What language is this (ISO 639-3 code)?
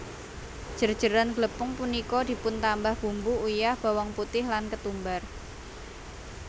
jav